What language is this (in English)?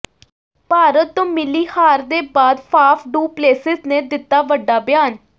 Punjabi